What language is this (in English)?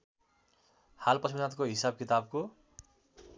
Nepali